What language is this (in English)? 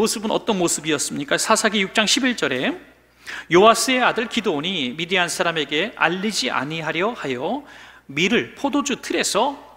Korean